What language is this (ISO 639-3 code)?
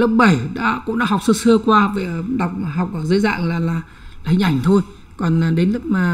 vie